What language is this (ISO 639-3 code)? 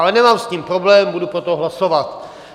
ces